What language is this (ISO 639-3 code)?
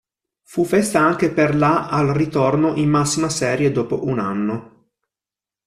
ita